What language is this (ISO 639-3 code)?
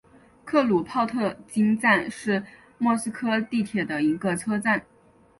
zho